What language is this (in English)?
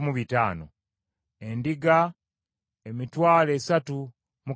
Ganda